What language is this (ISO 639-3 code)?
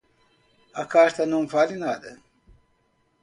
por